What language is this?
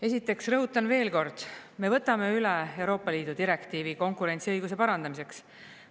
Estonian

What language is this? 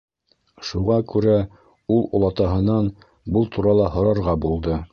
Bashkir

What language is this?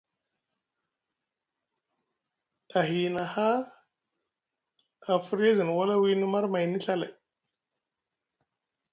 Musgu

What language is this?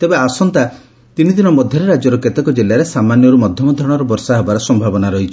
Odia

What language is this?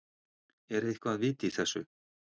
Icelandic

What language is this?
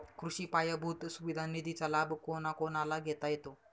Marathi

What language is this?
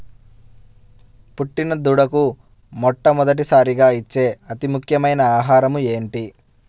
Telugu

